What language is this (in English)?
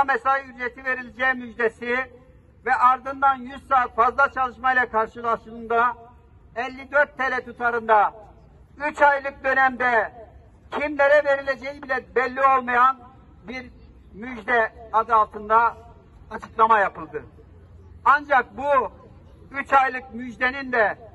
Turkish